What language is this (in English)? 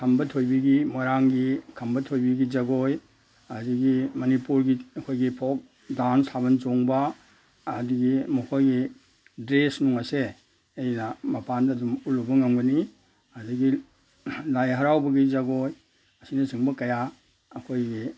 Manipuri